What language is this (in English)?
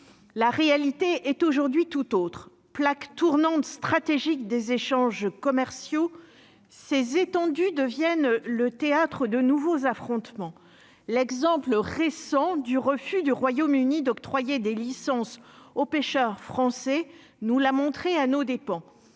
French